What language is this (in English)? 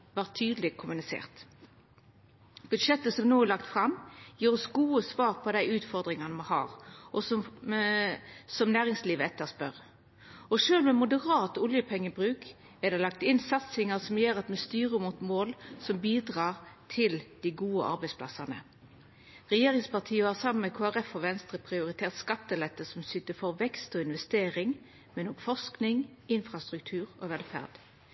Norwegian Nynorsk